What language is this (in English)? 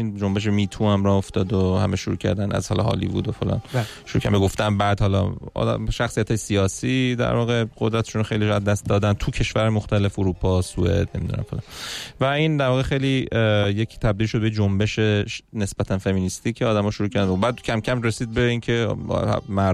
Persian